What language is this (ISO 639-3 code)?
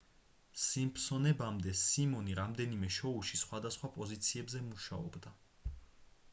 kat